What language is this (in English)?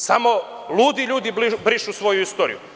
Serbian